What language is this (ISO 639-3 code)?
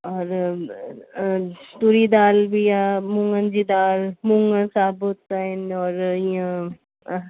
snd